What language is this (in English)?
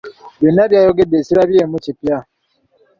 Ganda